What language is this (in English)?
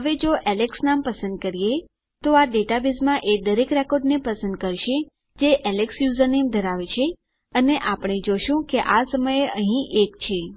Gujarati